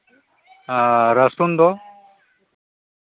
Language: Santali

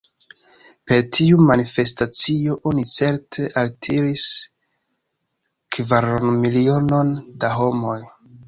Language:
Esperanto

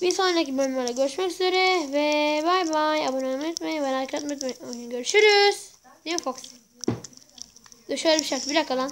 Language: Turkish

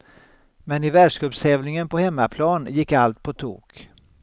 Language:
Swedish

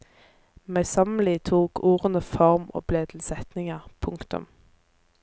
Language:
Norwegian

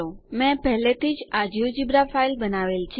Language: Gujarati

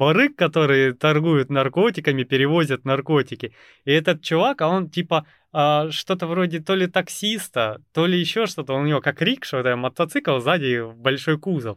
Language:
Russian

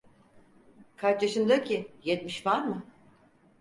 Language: Turkish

